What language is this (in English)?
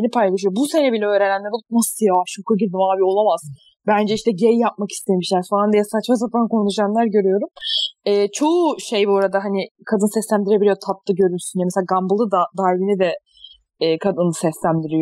Turkish